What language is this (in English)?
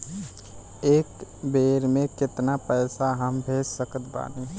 Bhojpuri